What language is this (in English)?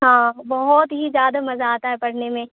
Urdu